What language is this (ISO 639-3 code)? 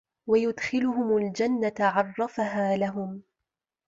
ara